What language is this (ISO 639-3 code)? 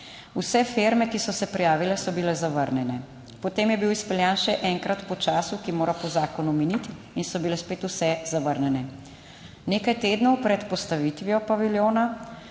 slv